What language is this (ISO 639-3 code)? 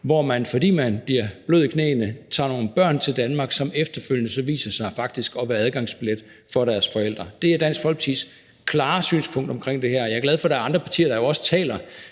dan